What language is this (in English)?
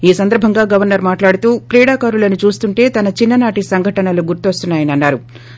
Telugu